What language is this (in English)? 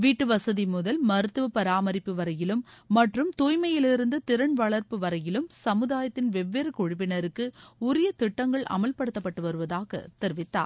Tamil